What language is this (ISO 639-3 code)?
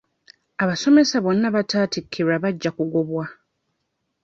lug